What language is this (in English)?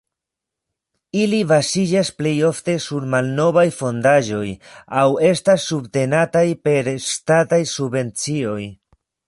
Esperanto